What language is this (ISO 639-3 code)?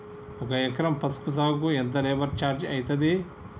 tel